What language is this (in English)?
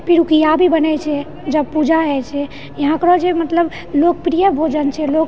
Maithili